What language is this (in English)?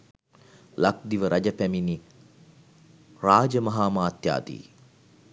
Sinhala